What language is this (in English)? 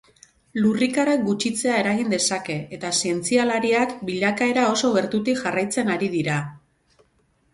Basque